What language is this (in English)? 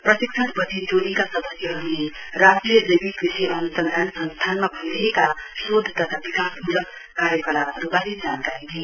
Nepali